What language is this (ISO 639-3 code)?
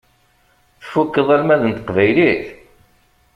kab